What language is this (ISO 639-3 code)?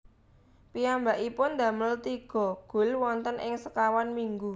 jav